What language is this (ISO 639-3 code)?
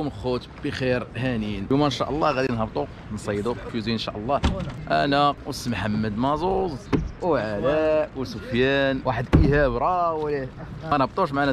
ara